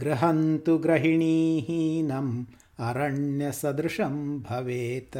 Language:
Kannada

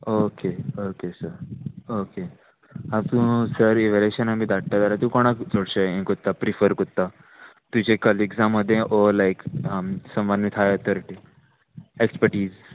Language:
Konkani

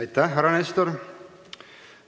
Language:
Estonian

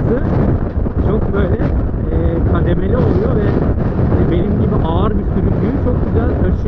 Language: Turkish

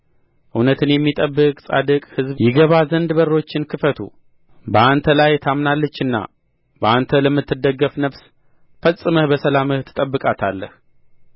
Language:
Amharic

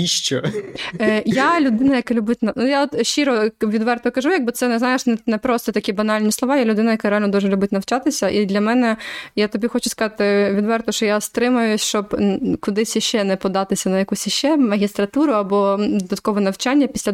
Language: Ukrainian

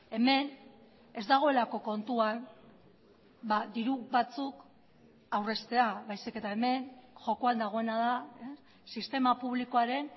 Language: Basque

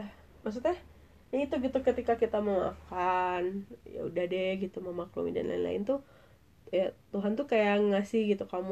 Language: Indonesian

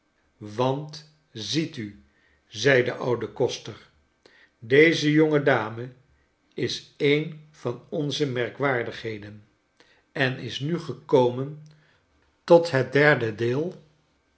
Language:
Dutch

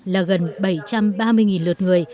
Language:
Vietnamese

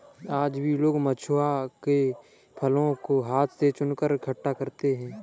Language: Hindi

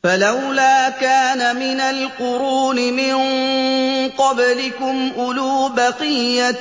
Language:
Arabic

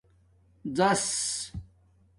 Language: Domaaki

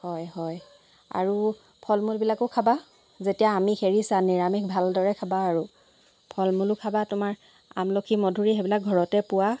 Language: Assamese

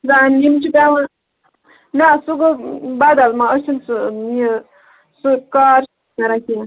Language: Kashmiri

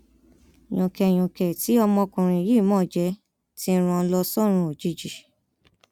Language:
Yoruba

